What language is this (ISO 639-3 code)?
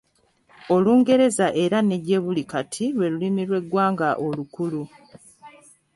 lug